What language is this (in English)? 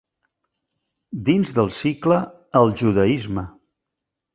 Catalan